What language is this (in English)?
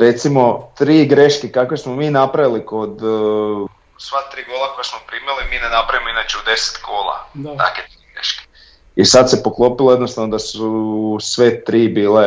Croatian